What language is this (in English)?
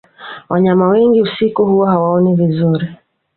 Swahili